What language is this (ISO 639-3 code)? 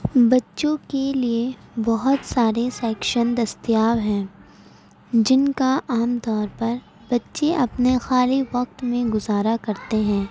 urd